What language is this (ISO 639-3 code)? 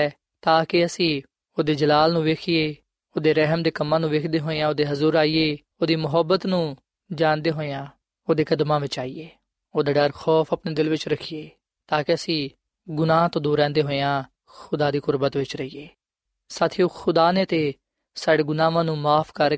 pan